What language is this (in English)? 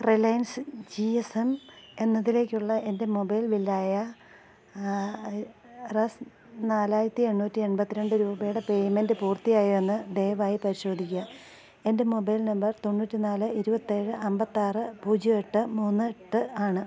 Malayalam